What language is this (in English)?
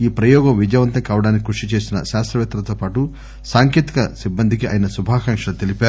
Telugu